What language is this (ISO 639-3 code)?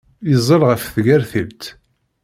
kab